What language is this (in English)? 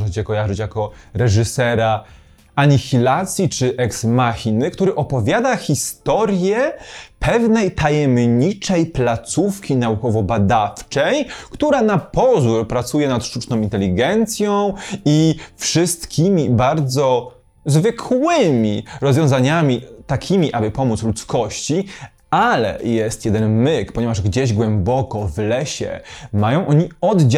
Polish